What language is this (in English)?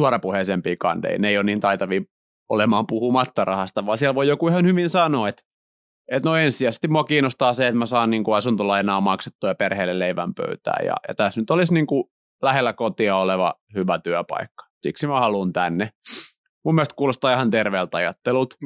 Finnish